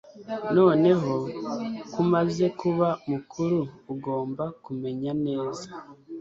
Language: Kinyarwanda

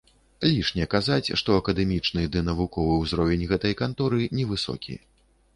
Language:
Belarusian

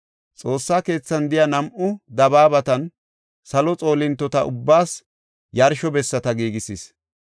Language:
Gofa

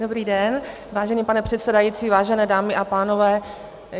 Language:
Czech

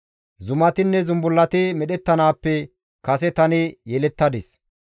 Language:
Gamo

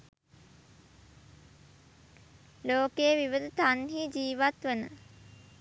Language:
Sinhala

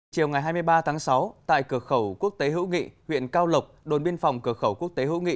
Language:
Vietnamese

